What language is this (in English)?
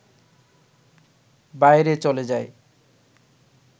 Bangla